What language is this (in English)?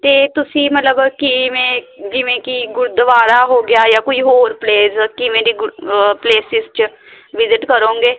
Punjabi